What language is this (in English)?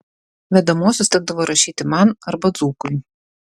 Lithuanian